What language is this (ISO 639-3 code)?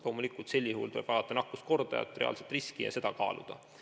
est